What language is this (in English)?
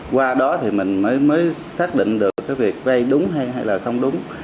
Vietnamese